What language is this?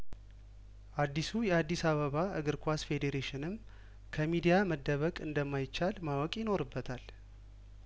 Amharic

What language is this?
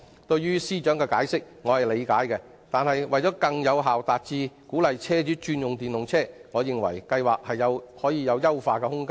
Cantonese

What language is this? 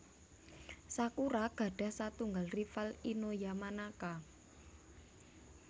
Javanese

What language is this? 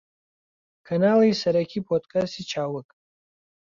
Central Kurdish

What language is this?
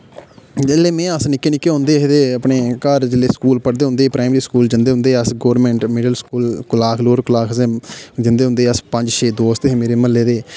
Dogri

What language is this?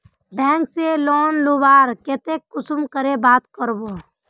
Magahi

